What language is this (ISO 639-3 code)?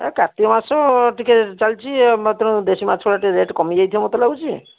ori